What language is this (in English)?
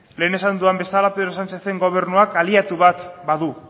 Basque